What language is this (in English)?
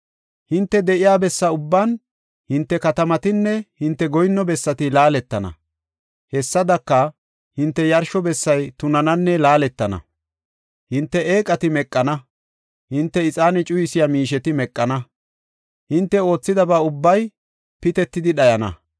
Gofa